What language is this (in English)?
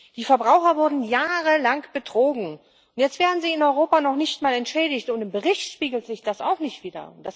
German